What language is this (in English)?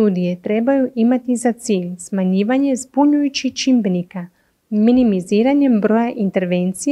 Croatian